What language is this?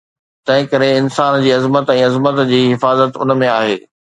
Sindhi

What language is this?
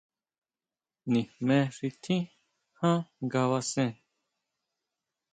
Huautla Mazatec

